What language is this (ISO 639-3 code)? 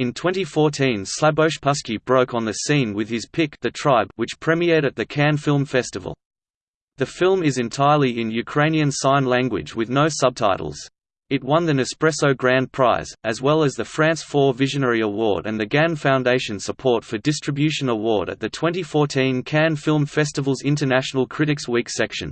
eng